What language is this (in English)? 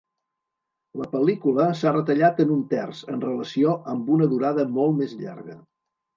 Catalan